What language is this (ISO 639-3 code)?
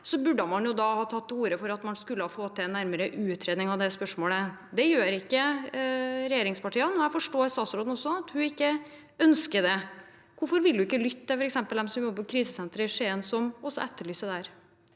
nor